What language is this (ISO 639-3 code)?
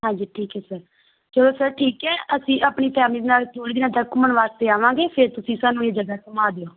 pan